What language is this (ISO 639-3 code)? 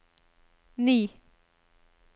nor